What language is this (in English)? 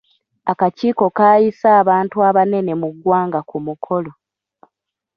Ganda